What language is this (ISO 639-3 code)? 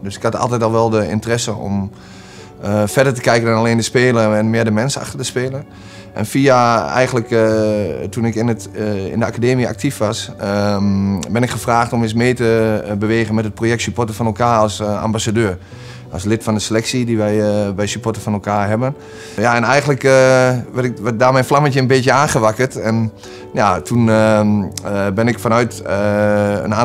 nld